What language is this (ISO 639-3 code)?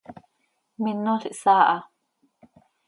sei